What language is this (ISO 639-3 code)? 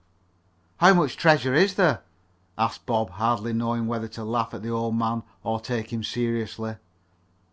eng